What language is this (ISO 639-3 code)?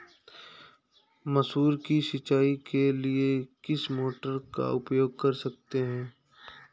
hin